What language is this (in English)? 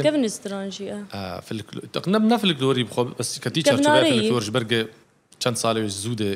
Arabic